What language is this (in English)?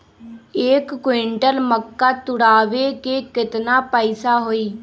Magahi